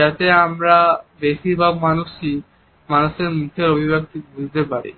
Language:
Bangla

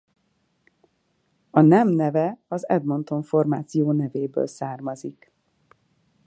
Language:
Hungarian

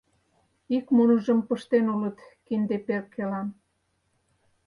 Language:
Mari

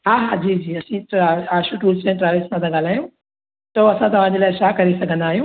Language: Sindhi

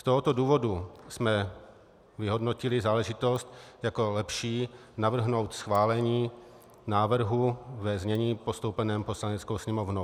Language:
Czech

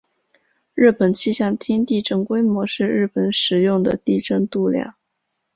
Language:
Chinese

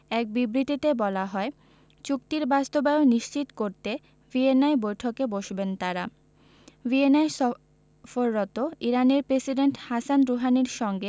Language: Bangla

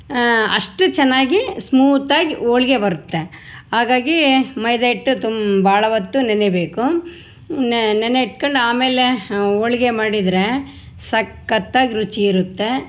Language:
Kannada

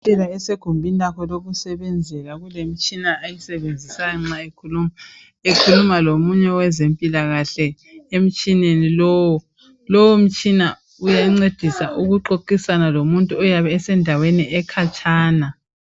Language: North Ndebele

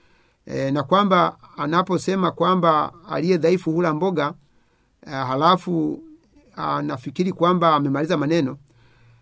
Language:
Swahili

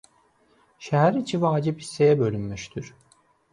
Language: Azerbaijani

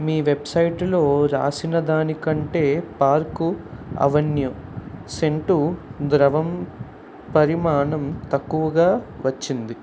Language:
Telugu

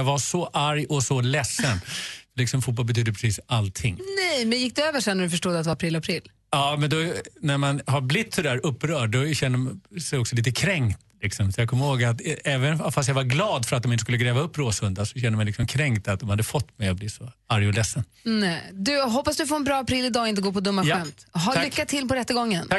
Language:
Swedish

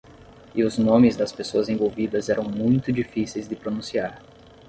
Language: Portuguese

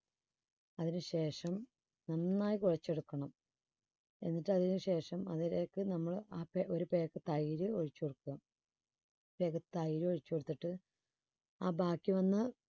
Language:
Malayalam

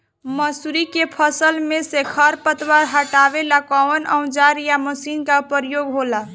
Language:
Bhojpuri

